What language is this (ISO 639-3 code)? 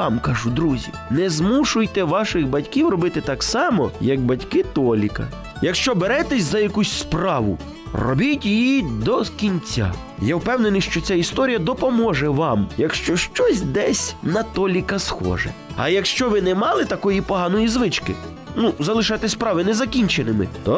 ukr